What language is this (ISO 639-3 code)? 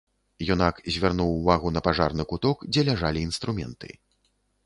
bel